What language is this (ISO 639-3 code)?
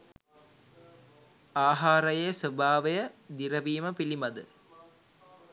sin